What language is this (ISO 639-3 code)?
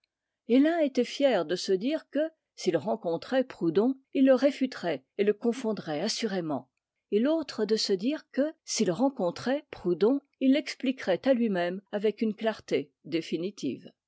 fra